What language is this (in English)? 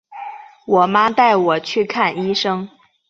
Chinese